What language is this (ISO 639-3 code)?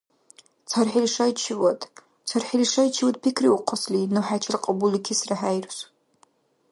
dar